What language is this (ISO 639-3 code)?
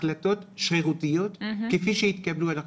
heb